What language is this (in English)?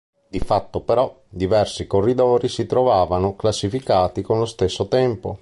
Italian